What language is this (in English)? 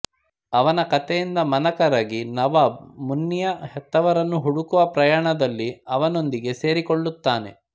Kannada